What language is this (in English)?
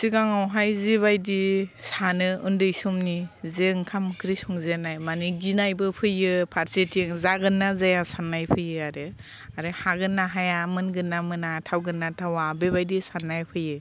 Bodo